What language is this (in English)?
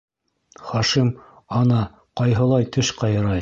Bashkir